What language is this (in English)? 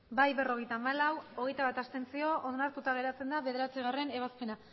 Basque